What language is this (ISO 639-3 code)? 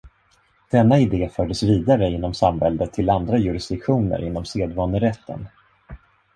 swe